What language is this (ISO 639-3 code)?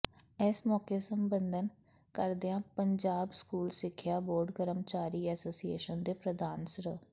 pan